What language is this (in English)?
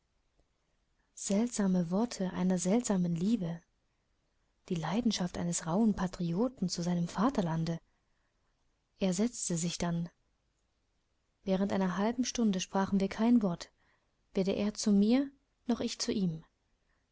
German